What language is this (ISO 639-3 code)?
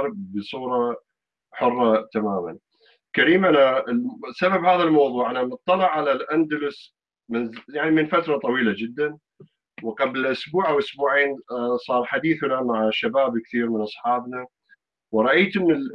ara